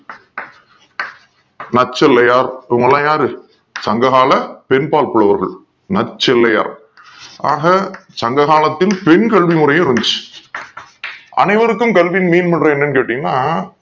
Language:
Tamil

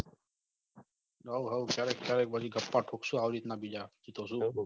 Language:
Gujarati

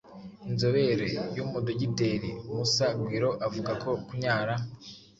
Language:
Kinyarwanda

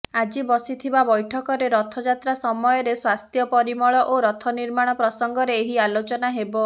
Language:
Odia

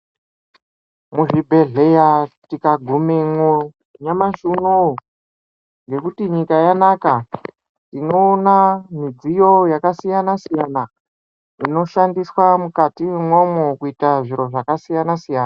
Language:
Ndau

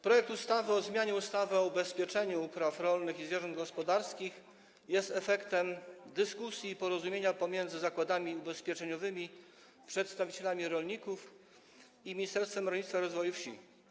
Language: Polish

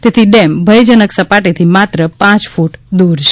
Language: Gujarati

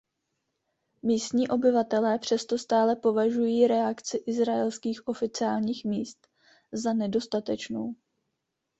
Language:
Czech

